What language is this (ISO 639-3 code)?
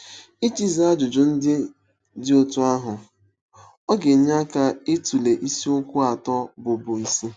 ibo